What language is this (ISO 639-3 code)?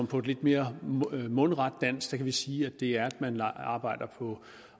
dan